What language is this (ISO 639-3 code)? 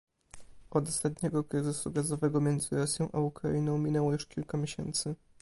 pol